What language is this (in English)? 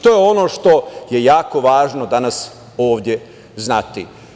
Serbian